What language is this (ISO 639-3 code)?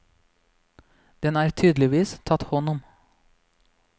nor